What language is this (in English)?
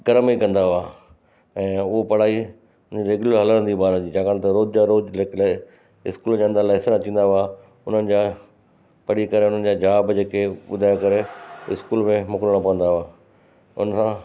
Sindhi